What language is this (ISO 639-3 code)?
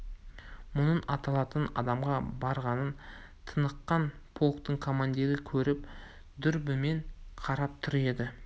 kaz